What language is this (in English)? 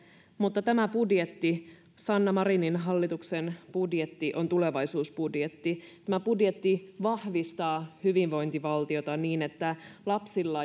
Finnish